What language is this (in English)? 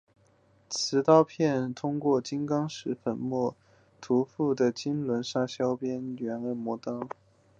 Chinese